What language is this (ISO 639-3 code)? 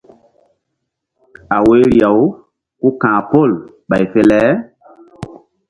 mdd